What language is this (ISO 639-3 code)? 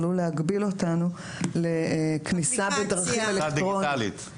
heb